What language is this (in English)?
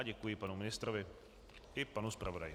Czech